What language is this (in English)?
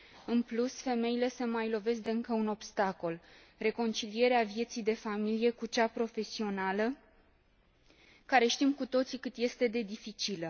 Romanian